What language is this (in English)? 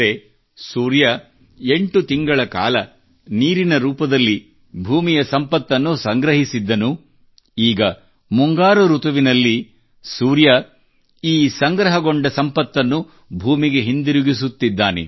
Kannada